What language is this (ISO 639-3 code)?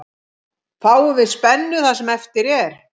isl